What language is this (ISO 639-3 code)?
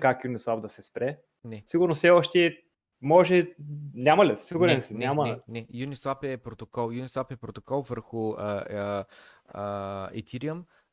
bul